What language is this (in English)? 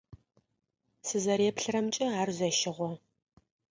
Adyghe